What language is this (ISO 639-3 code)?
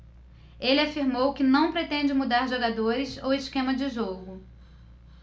por